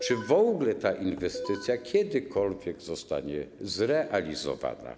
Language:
Polish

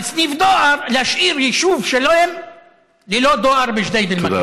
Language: Hebrew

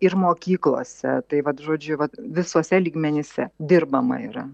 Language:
Lithuanian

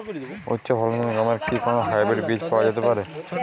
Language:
Bangla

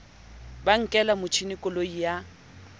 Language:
Southern Sotho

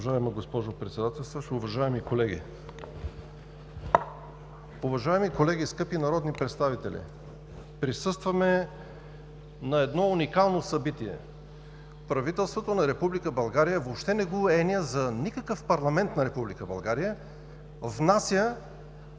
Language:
Bulgarian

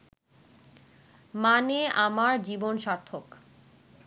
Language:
Bangla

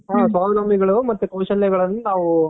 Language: Kannada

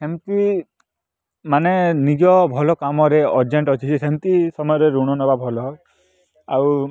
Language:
Odia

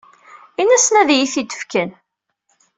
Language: Kabyle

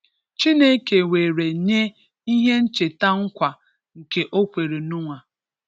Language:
Igbo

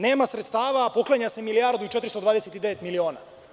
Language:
Serbian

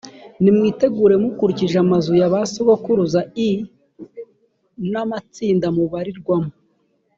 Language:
Kinyarwanda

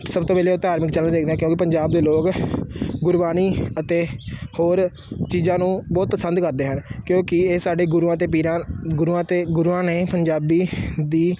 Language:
Punjabi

